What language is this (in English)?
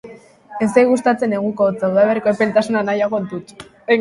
Basque